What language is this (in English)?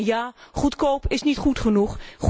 Dutch